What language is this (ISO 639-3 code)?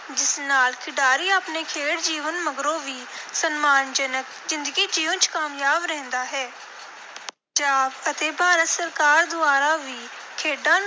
pan